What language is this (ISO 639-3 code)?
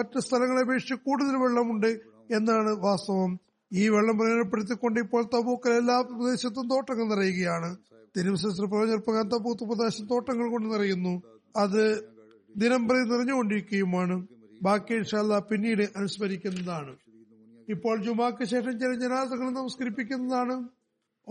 mal